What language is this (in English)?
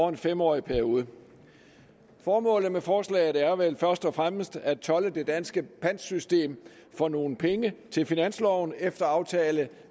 Danish